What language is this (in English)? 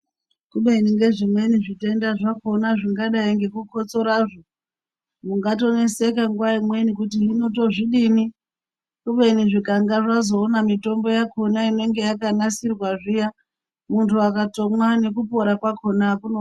Ndau